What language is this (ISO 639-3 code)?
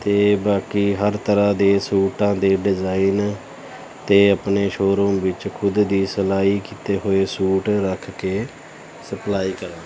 pan